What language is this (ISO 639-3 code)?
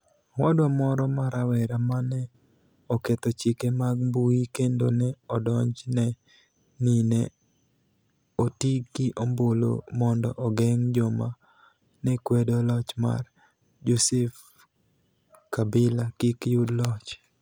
luo